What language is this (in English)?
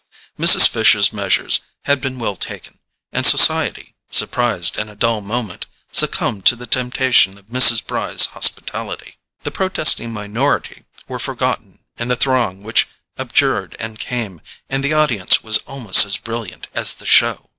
English